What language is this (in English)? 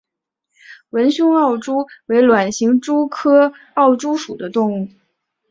Chinese